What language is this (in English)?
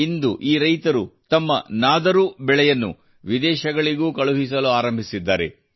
Kannada